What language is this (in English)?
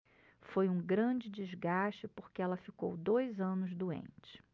Portuguese